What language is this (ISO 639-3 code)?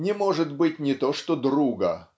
rus